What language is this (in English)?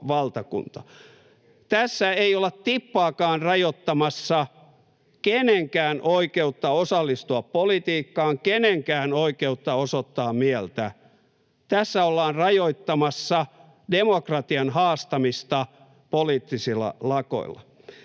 Finnish